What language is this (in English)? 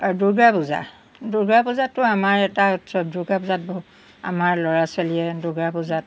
Assamese